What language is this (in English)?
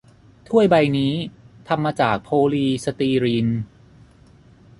Thai